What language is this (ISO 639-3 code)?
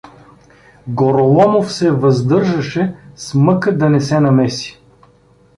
bul